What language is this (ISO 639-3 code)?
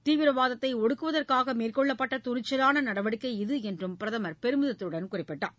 tam